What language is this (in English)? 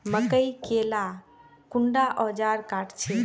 Magahi